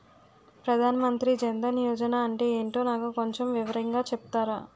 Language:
Telugu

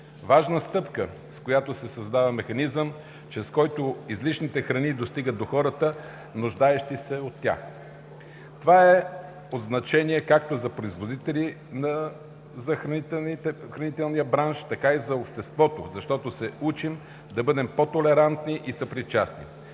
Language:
Bulgarian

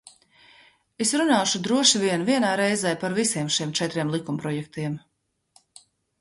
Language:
Latvian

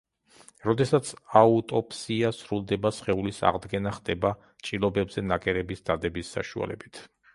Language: Georgian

